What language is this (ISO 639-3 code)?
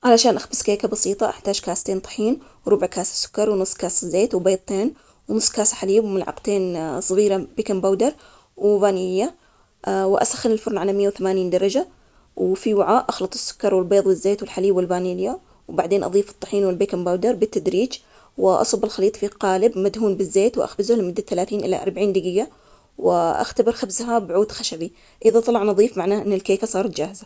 acx